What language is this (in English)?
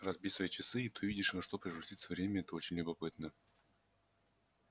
Russian